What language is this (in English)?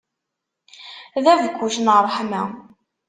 Kabyle